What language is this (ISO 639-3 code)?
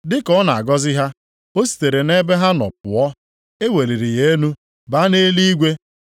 ibo